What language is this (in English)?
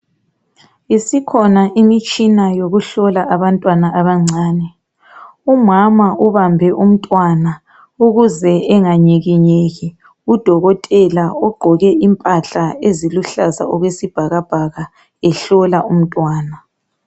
North Ndebele